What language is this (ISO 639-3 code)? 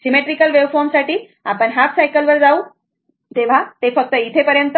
mar